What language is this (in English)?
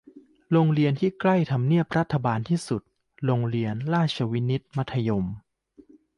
Thai